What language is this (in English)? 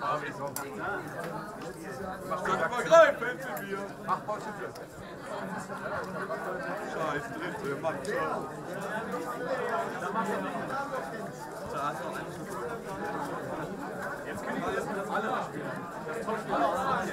German